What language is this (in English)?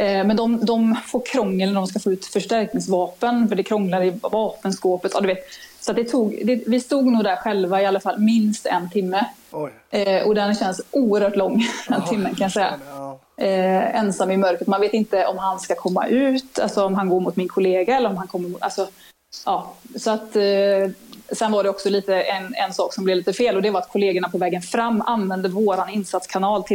Swedish